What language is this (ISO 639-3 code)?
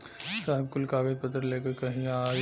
bho